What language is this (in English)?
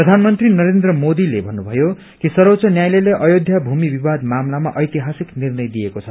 Nepali